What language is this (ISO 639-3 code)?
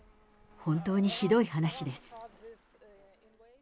jpn